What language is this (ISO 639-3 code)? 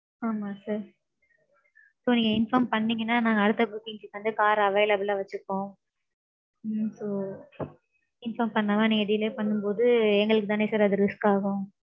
tam